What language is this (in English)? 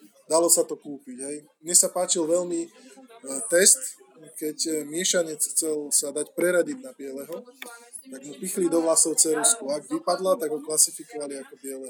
Slovak